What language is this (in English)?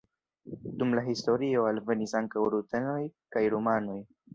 Esperanto